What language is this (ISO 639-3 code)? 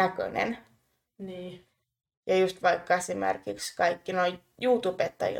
fin